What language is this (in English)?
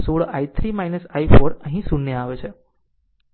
Gujarati